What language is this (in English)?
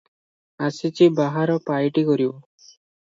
Odia